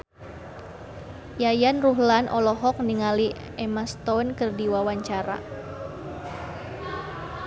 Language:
Sundanese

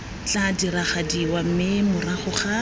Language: Tswana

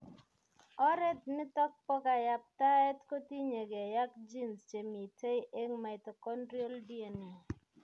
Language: Kalenjin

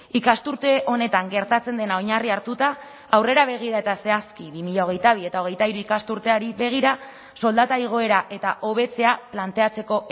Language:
Basque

